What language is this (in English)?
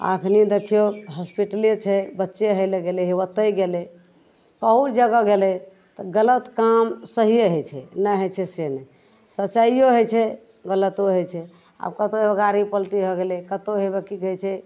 Maithili